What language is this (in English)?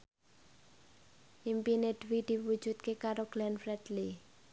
Javanese